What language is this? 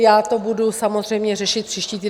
Czech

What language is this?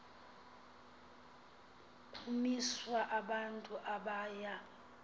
Xhosa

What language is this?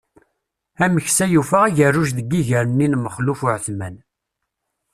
Kabyle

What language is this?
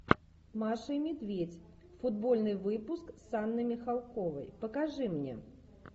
Russian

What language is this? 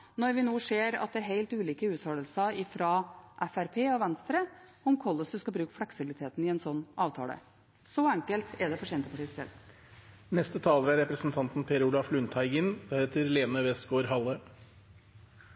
Norwegian Bokmål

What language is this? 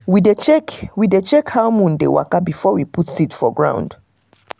Nigerian Pidgin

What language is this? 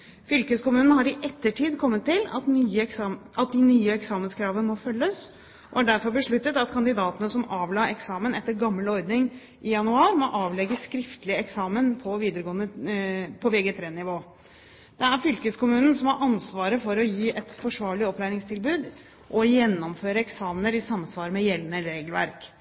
Norwegian Bokmål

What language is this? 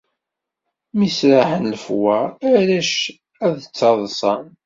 Kabyle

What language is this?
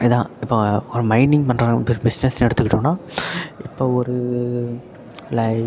Tamil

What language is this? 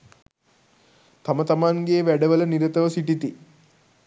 Sinhala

